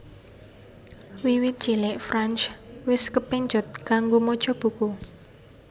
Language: Javanese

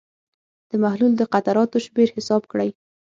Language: Pashto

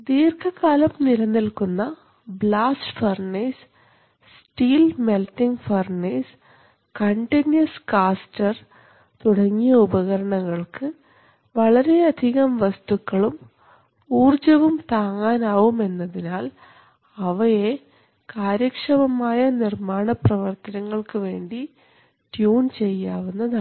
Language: Malayalam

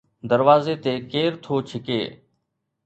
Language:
Sindhi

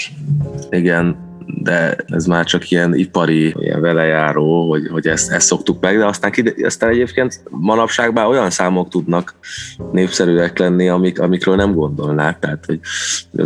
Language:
Hungarian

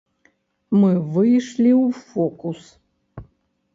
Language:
Belarusian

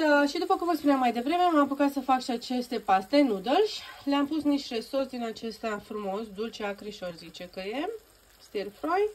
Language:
Romanian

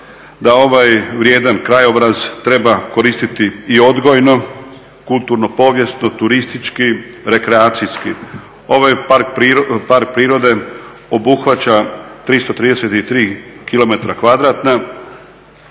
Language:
Croatian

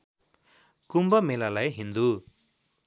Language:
Nepali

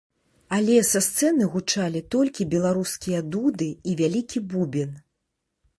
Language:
Belarusian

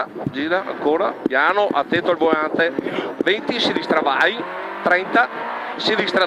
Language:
Italian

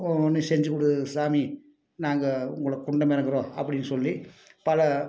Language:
Tamil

